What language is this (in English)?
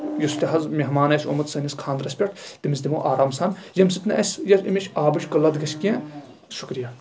Kashmiri